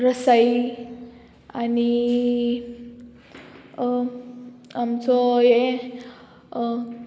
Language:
Konkani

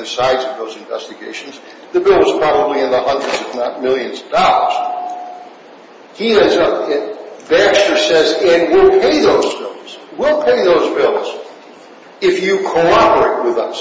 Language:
English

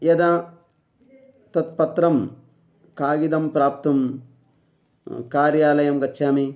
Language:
Sanskrit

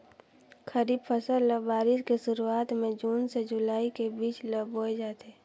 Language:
Chhattisgarhi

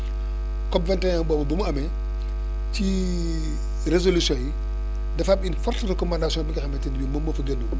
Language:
Wolof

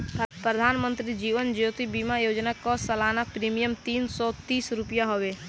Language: Bhojpuri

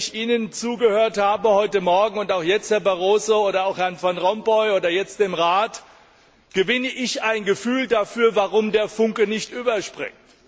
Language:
German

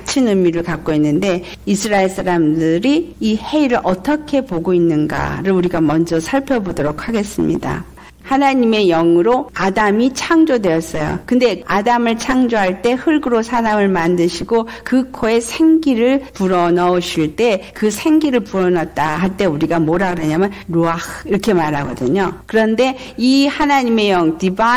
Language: Korean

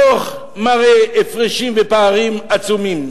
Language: Hebrew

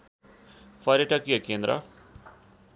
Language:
Nepali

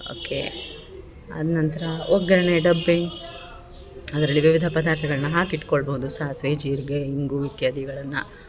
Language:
Kannada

